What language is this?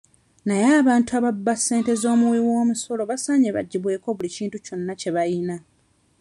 Ganda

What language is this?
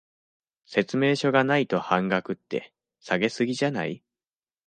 Japanese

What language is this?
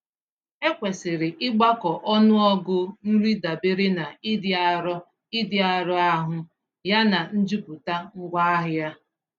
Igbo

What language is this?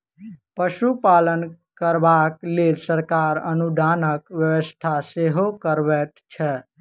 Maithili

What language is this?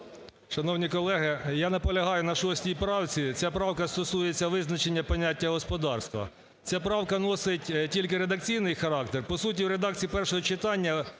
Ukrainian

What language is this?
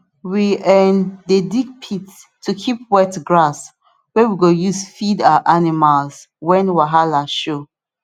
Nigerian Pidgin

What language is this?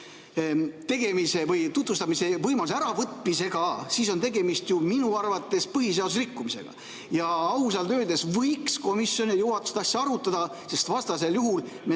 Estonian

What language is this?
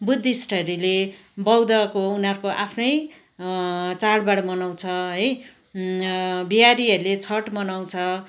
Nepali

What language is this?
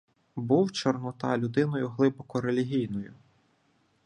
Ukrainian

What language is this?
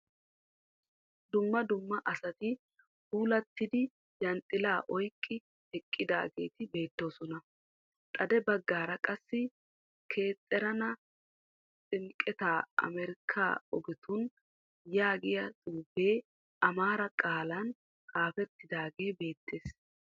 Wolaytta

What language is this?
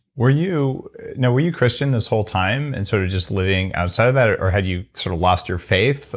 English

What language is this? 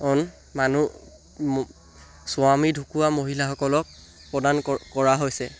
Assamese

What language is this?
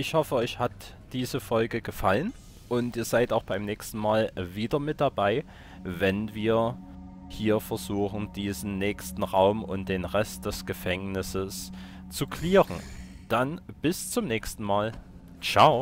German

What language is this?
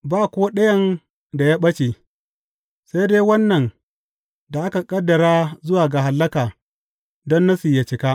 Hausa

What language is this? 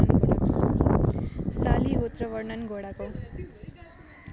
Nepali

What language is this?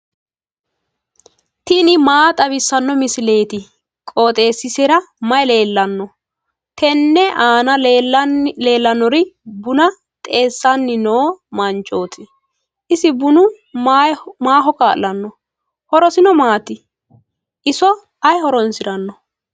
Sidamo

